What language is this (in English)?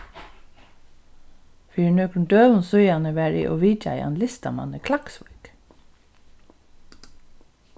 Faroese